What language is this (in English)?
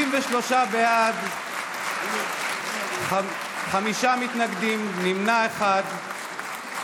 Hebrew